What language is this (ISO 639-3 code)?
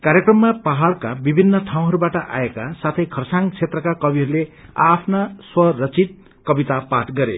nep